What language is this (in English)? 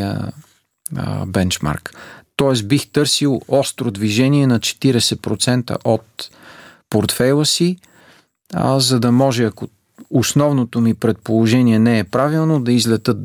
Bulgarian